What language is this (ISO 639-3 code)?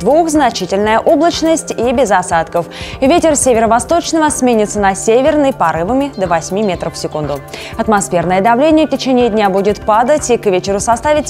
rus